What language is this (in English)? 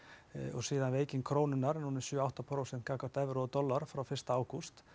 Icelandic